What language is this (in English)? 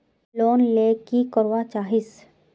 Magahi